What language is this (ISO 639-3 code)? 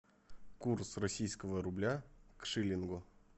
rus